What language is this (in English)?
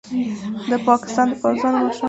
Pashto